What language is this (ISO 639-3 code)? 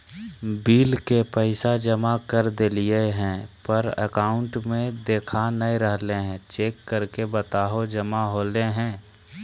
mag